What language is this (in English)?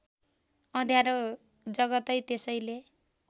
Nepali